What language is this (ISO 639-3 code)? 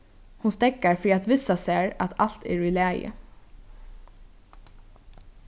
fao